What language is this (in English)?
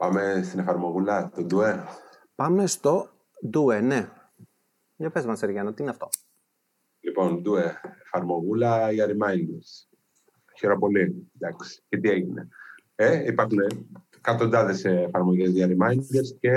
Greek